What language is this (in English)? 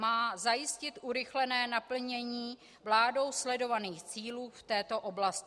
Czech